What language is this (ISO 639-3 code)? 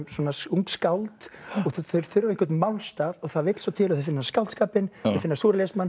isl